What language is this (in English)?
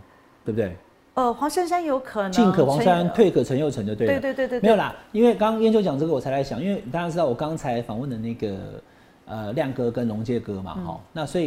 Chinese